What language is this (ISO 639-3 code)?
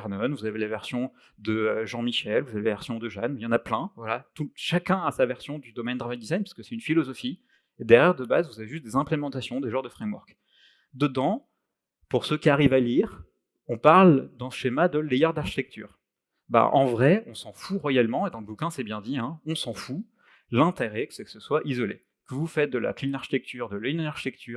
fra